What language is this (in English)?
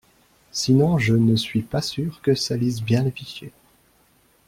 French